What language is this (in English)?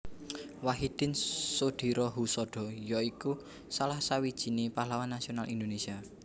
Javanese